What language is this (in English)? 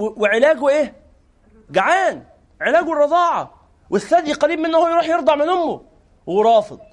Arabic